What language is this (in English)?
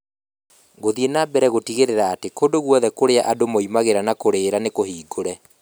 Kikuyu